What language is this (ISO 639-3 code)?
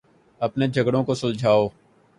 urd